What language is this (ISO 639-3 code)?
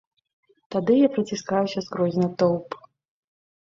bel